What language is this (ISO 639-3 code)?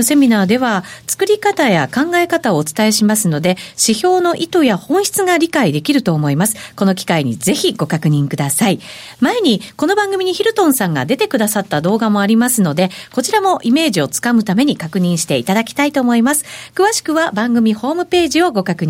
jpn